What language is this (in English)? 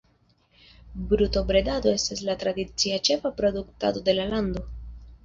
Esperanto